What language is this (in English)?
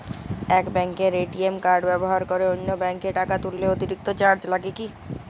Bangla